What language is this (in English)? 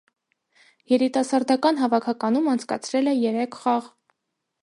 Armenian